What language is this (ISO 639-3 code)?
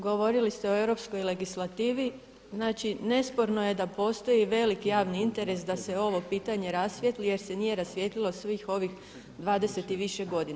hrv